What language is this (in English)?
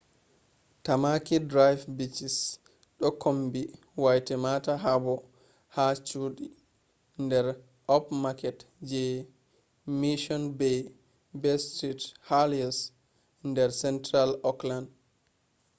Fula